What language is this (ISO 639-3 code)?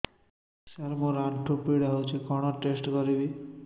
ori